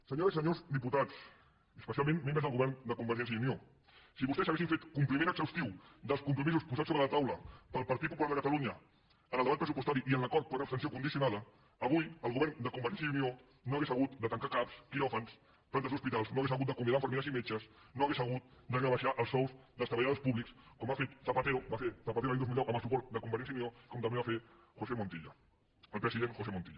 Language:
Catalan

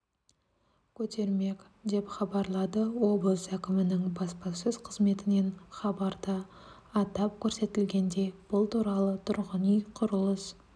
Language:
Kazakh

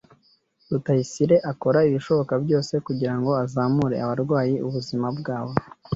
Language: Kinyarwanda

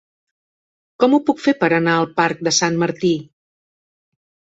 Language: Catalan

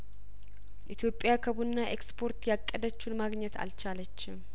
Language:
Amharic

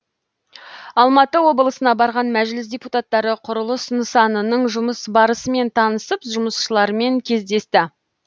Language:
Kazakh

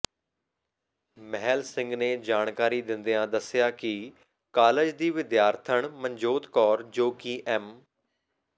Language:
Punjabi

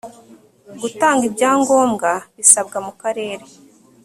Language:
Kinyarwanda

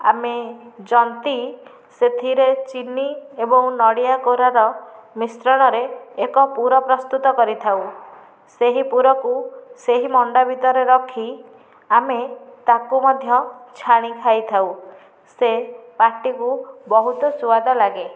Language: Odia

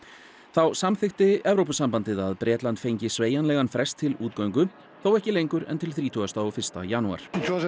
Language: Icelandic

